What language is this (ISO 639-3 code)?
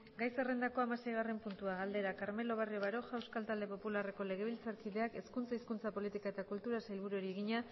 eus